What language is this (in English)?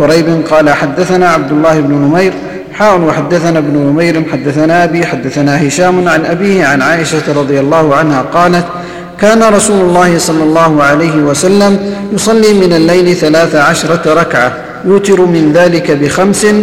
Arabic